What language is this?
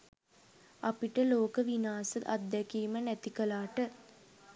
Sinhala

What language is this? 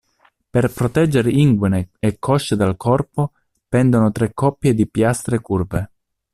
Italian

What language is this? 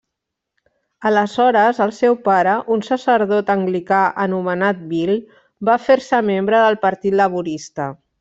Catalan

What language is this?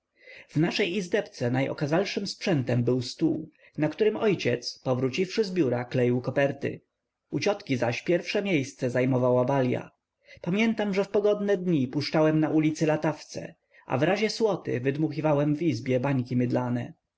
Polish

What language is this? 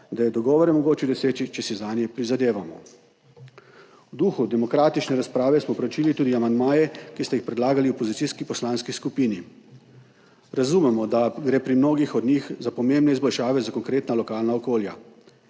Slovenian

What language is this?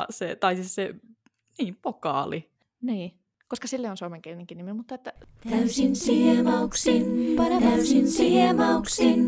Finnish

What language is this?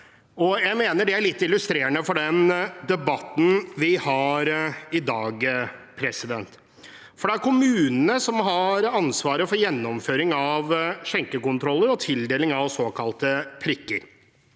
Norwegian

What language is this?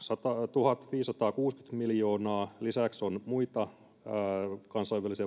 Finnish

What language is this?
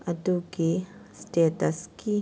Manipuri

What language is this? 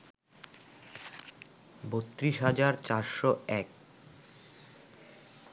Bangla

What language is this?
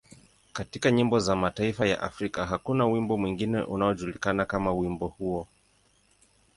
Swahili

